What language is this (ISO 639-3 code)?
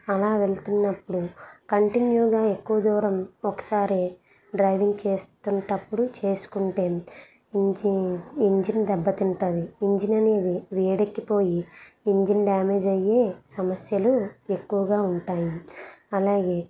tel